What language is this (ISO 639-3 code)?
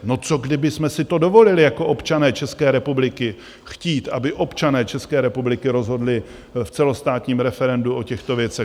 ces